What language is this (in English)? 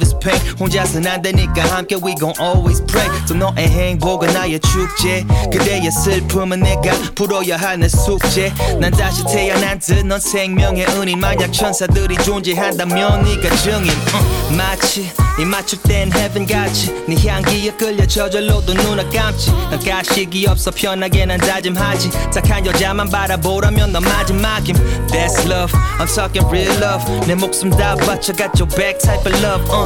Korean